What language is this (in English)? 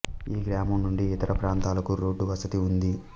Telugu